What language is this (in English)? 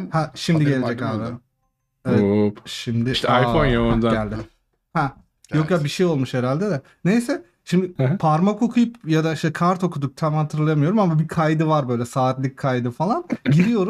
Turkish